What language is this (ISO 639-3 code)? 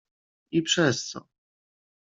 pol